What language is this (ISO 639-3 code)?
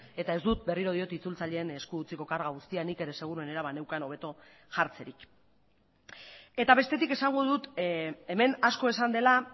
eus